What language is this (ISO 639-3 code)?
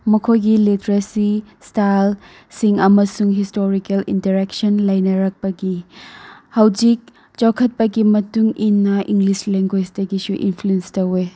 mni